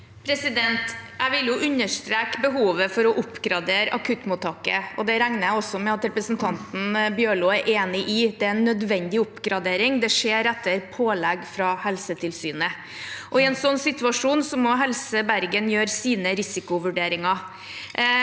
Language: Norwegian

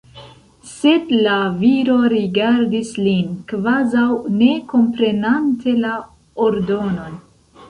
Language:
Esperanto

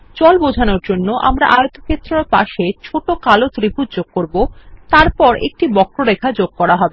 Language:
Bangla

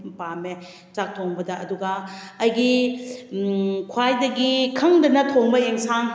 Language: Manipuri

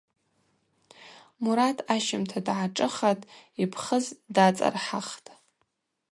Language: Abaza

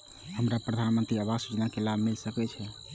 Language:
Maithili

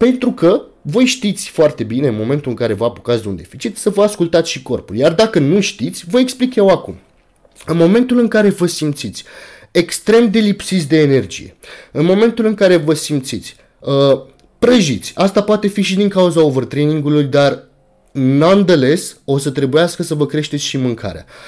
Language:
Romanian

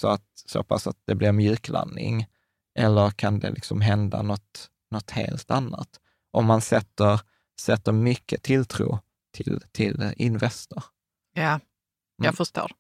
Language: Swedish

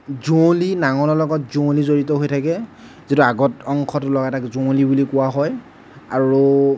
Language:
Assamese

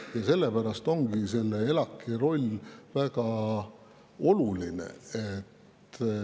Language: Estonian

